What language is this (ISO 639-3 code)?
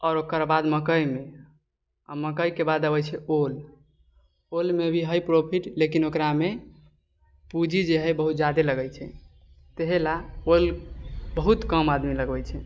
mai